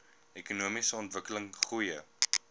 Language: Afrikaans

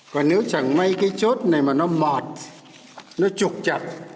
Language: Vietnamese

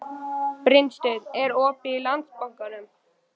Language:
Icelandic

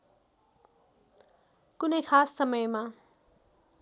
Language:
Nepali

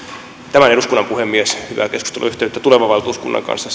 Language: Finnish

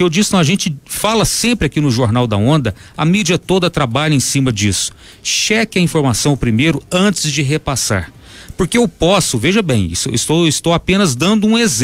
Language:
Portuguese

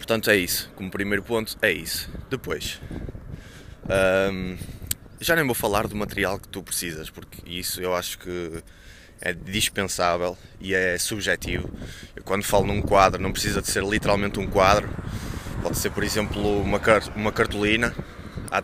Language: Portuguese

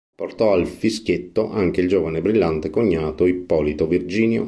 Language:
Italian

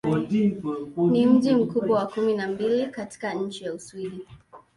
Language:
Swahili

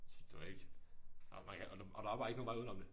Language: Danish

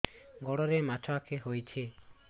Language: Odia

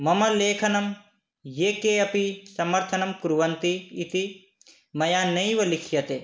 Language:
Sanskrit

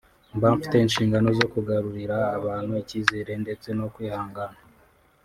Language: Kinyarwanda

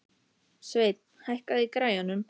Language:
Icelandic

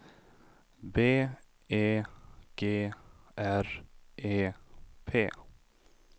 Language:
Swedish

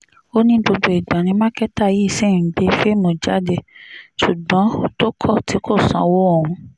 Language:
Yoruba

